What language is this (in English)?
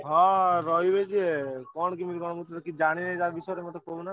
Odia